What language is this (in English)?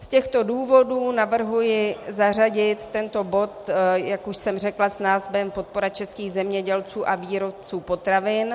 Czech